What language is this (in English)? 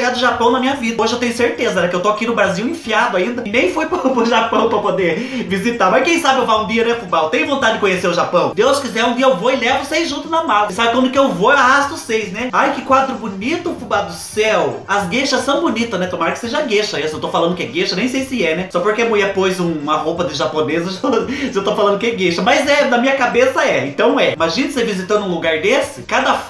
Portuguese